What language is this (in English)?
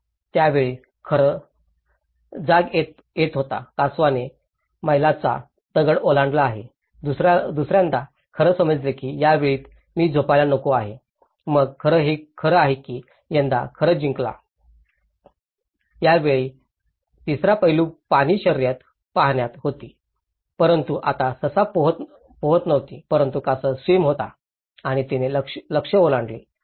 Marathi